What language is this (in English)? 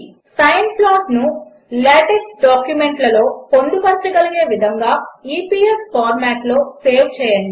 Telugu